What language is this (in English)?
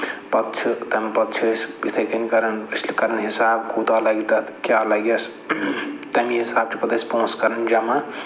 Kashmiri